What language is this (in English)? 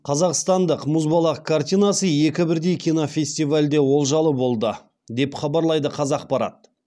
Kazakh